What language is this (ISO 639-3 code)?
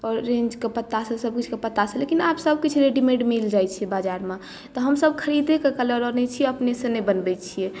mai